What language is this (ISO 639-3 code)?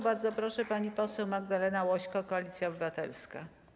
pol